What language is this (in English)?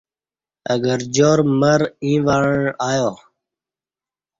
Kati